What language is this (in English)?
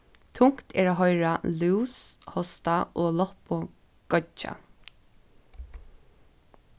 Faroese